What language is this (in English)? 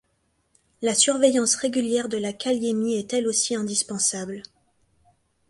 French